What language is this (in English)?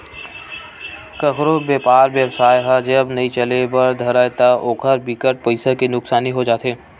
Chhattisgarhi